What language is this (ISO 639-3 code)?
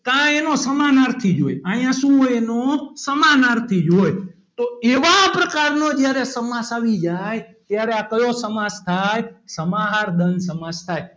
guj